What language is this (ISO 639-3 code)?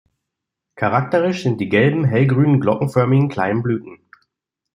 deu